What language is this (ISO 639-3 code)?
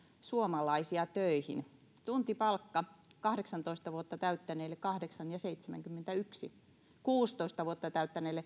fin